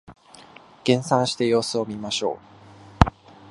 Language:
Japanese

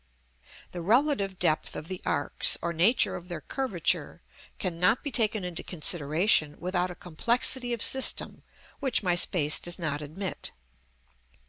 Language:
English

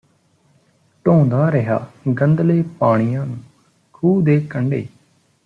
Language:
Punjabi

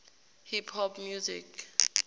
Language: Tswana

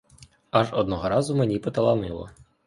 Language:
Ukrainian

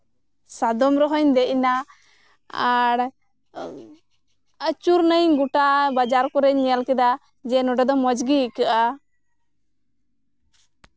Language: Santali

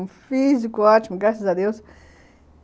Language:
Portuguese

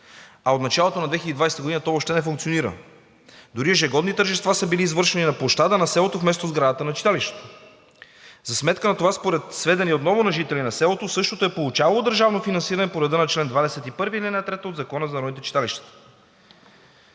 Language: Bulgarian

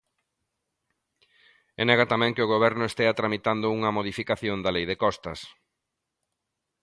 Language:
Galician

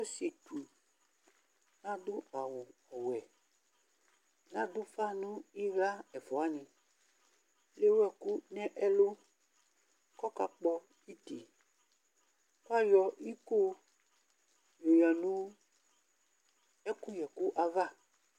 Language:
Ikposo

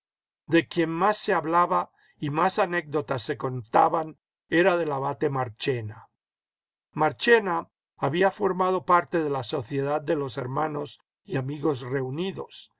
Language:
Spanish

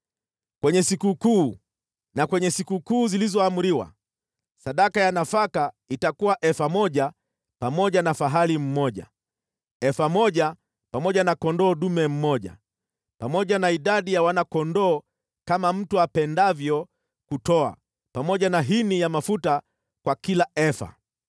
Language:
Swahili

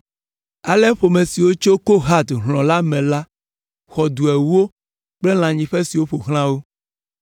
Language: Ewe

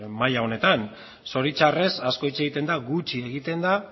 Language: Basque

